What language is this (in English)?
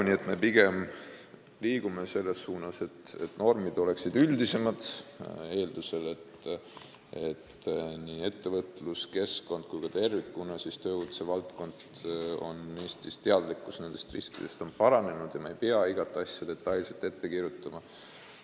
Estonian